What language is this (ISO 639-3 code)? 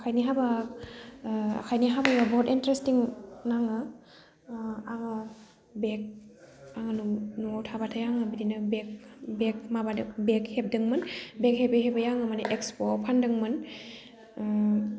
brx